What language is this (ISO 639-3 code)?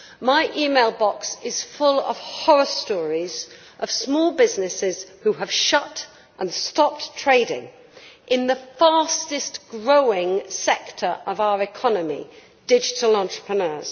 eng